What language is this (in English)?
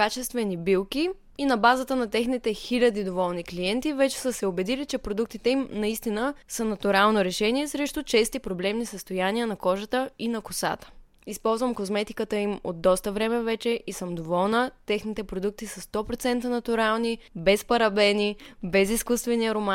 Bulgarian